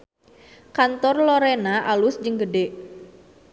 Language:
Sundanese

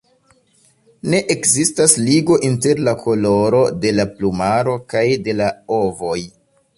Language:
Esperanto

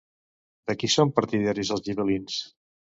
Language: Catalan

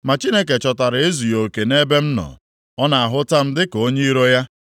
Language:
Igbo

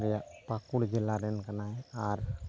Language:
Santali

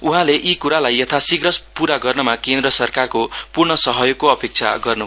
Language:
Nepali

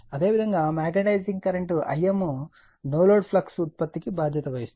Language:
Telugu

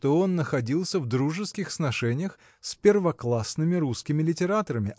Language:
Russian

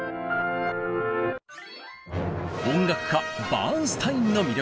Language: Japanese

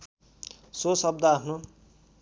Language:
Nepali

